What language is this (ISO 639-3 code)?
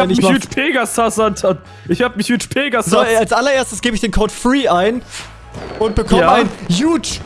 deu